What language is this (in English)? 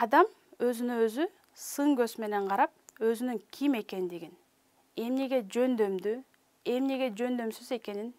Turkish